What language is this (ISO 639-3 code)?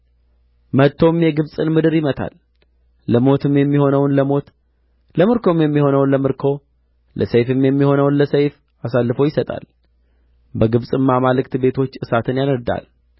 amh